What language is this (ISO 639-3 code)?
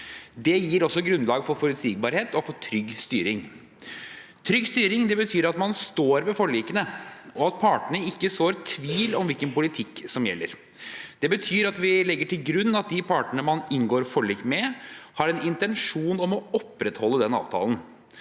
nor